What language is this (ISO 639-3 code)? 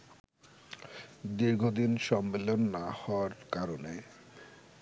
ben